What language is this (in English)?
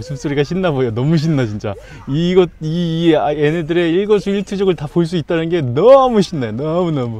Korean